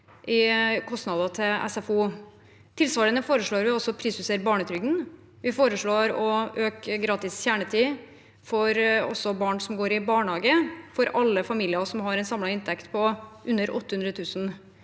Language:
Norwegian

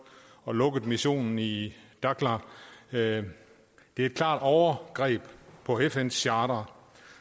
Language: Danish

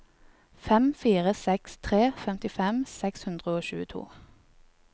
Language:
Norwegian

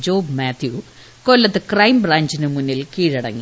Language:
Malayalam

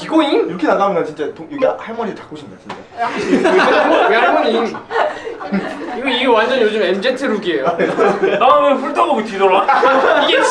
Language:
Korean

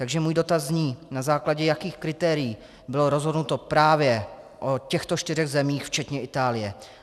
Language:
Czech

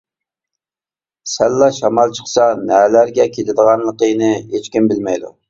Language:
Uyghur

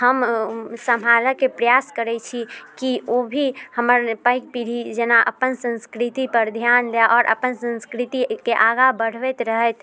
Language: Maithili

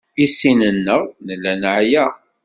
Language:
Kabyle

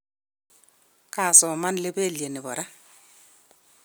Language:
Kalenjin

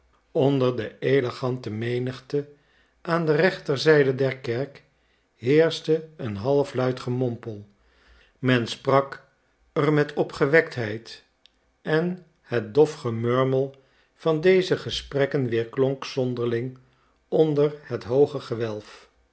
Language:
Dutch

